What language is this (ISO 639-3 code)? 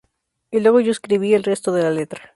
spa